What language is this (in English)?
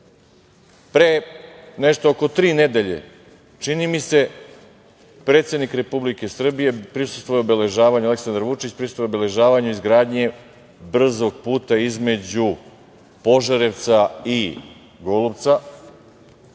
Serbian